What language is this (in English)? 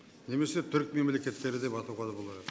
Kazakh